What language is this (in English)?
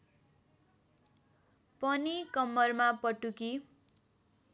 Nepali